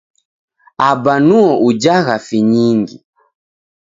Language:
Taita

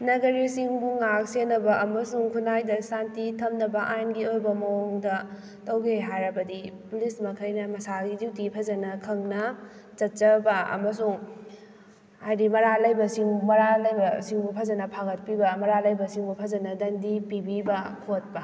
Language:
Manipuri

